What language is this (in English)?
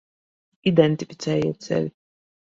Latvian